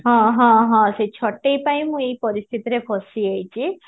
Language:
Odia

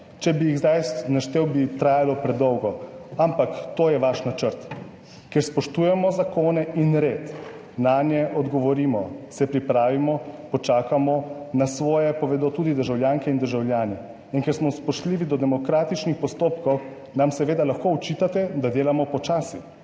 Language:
Slovenian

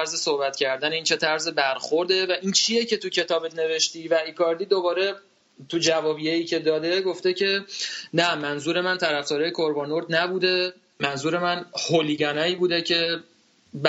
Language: Persian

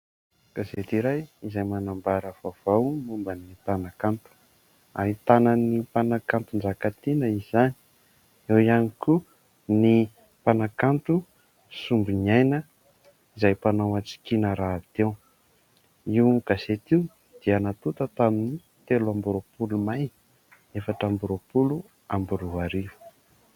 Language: Malagasy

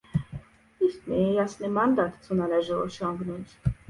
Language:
Polish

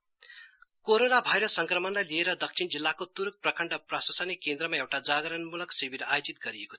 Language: Nepali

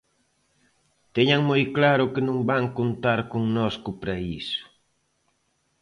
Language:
Galician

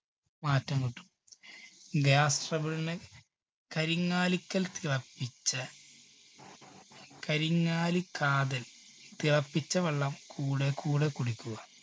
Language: Malayalam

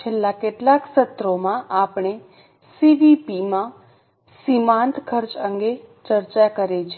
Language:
Gujarati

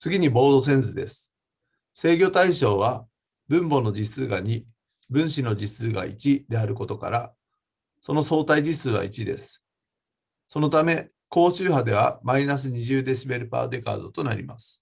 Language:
Japanese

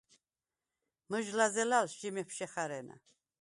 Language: Svan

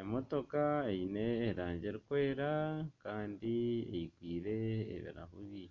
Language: Nyankole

